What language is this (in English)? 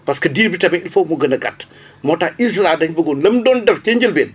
Wolof